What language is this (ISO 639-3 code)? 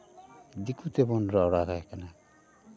sat